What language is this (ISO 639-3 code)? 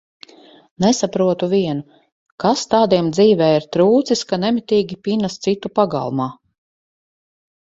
lav